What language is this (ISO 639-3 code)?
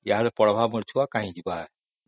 ori